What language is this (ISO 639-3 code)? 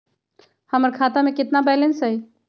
mag